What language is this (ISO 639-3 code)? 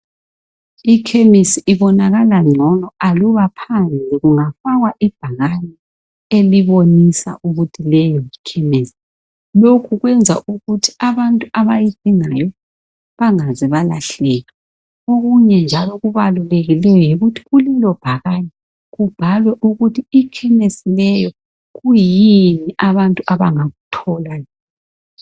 nde